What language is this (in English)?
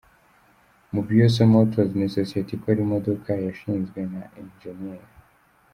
Kinyarwanda